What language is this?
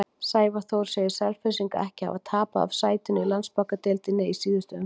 Icelandic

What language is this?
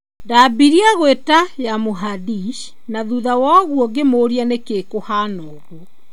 Kikuyu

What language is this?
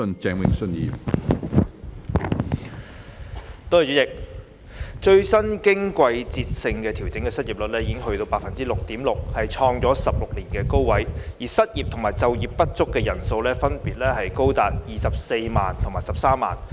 Cantonese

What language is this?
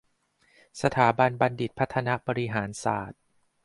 Thai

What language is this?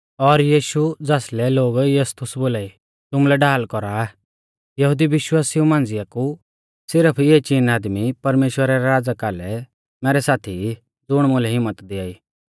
Mahasu Pahari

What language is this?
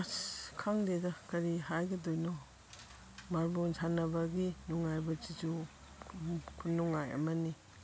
Manipuri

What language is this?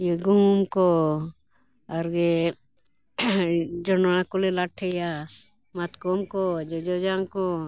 Santali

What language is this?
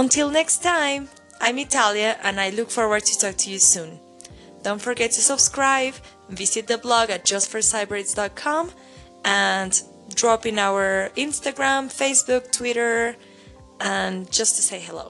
English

